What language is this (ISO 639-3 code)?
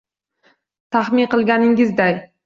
uzb